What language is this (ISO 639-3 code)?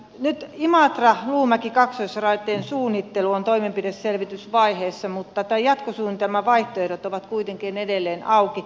fin